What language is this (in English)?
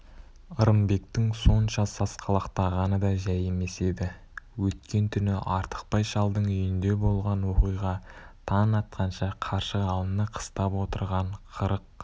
Kazakh